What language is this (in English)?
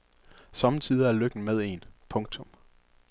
Danish